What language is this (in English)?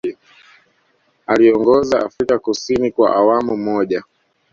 Swahili